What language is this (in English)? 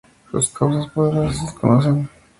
Spanish